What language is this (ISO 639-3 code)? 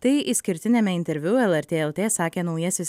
lit